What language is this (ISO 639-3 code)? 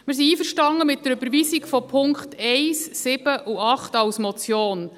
gsw